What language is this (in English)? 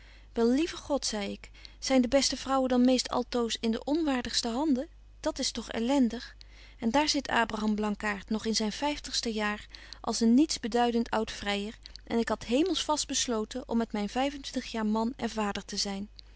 Dutch